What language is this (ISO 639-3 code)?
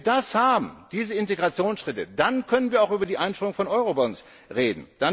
deu